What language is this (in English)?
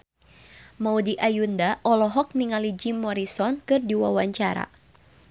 Sundanese